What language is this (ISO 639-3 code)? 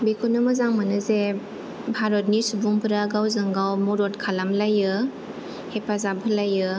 brx